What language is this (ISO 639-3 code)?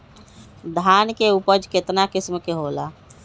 mag